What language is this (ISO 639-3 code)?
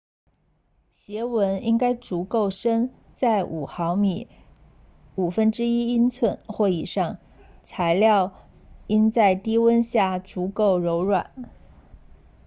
zho